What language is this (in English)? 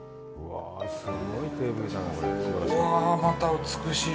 Japanese